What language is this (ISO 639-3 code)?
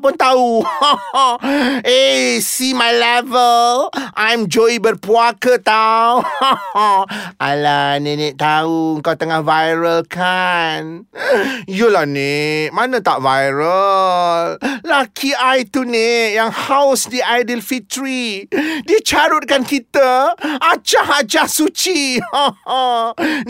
msa